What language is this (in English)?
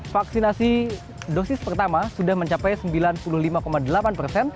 Indonesian